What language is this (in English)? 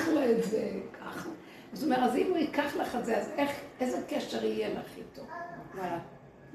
Hebrew